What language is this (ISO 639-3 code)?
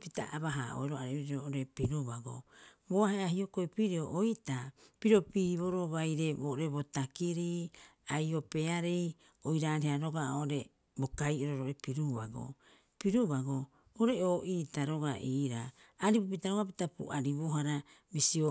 kyx